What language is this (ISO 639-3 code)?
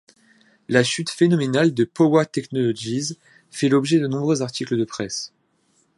fra